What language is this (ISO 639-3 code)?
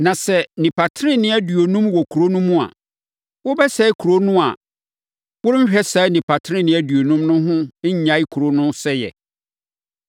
aka